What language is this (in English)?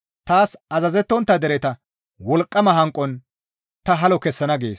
Gamo